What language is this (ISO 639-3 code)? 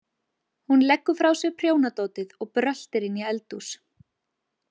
isl